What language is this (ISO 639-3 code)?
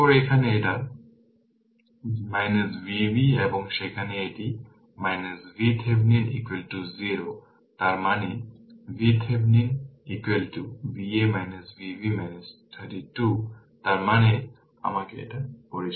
ben